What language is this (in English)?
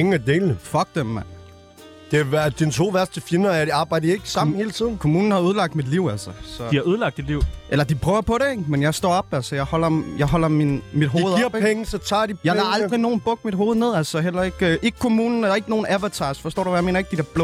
Danish